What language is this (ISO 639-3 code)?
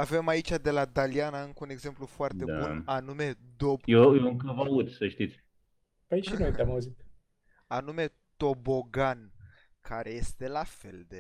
ron